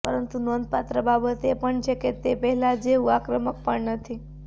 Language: Gujarati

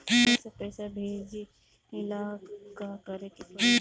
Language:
Bhojpuri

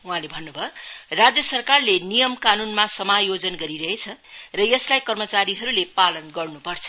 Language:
Nepali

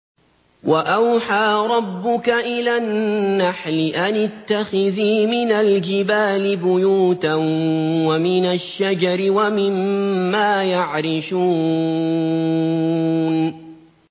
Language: Arabic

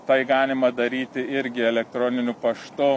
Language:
Lithuanian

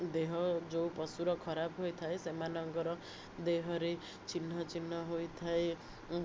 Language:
Odia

